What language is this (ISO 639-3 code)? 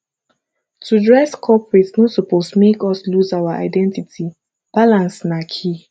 pcm